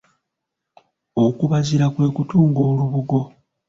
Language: Ganda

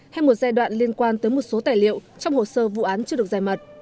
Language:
Vietnamese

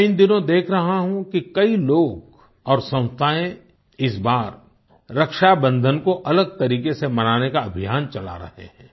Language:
Hindi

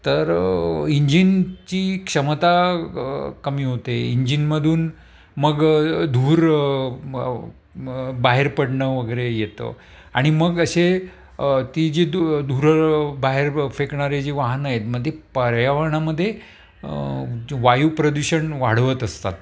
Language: Marathi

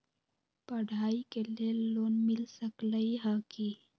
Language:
Magahi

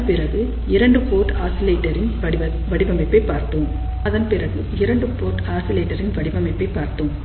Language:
Tamil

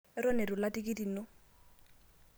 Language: Masai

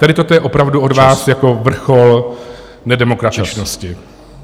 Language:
Czech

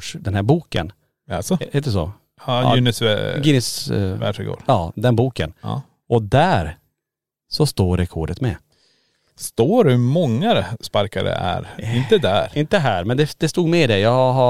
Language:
Swedish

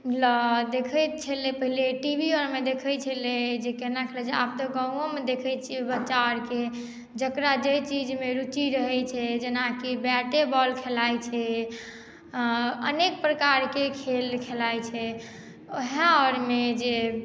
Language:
Maithili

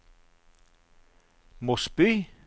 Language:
Norwegian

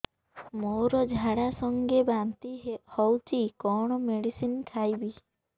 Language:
Odia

